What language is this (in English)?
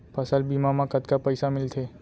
Chhattisgarhi